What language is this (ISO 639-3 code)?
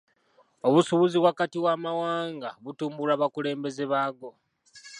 lug